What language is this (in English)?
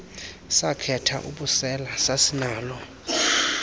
Xhosa